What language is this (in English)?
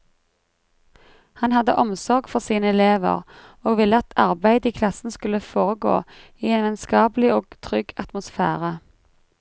Norwegian